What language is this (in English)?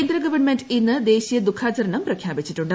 Malayalam